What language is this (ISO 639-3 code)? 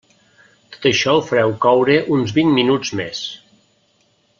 cat